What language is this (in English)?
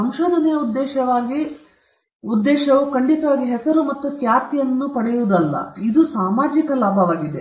Kannada